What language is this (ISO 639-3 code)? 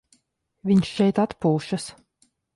lav